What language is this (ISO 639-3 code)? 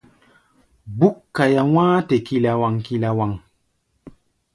gba